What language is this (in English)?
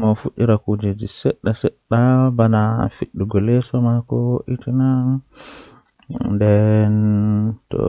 Western Niger Fulfulde